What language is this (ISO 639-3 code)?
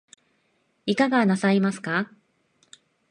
jpn